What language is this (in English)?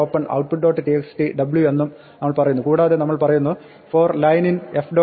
Malayalam